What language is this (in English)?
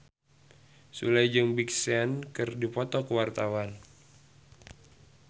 Sundanese